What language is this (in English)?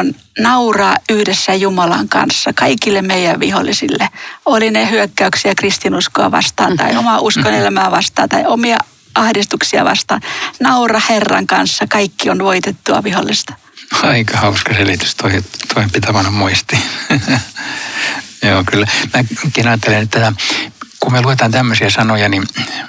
Finnish